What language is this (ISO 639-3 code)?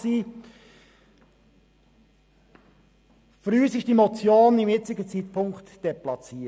gsw